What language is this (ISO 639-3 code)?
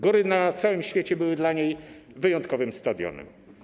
pol